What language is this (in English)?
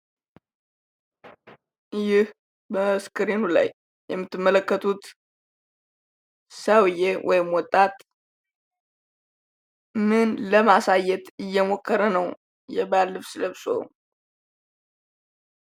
Amharic